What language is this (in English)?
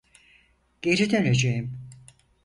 Turkish